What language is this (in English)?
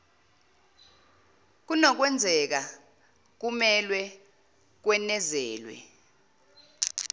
Zulu